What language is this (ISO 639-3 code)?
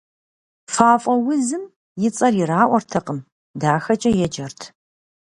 kbd